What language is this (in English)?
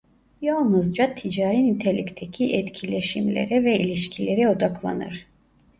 Turkish